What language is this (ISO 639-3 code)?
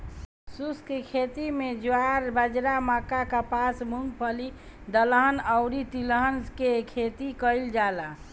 bho